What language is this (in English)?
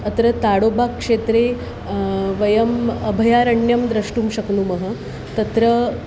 Sanskrit